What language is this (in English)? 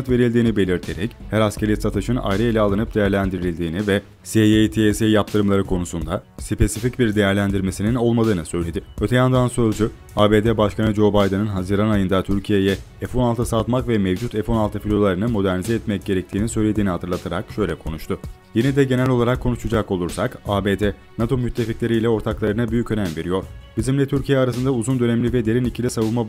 Turkish